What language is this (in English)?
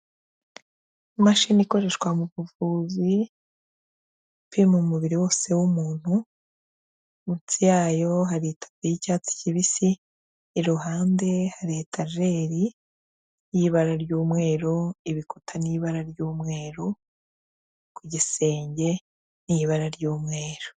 Kinyarwanda